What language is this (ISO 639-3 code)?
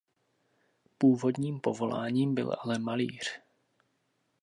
ces